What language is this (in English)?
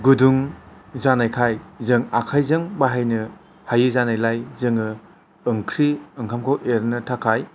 Bodo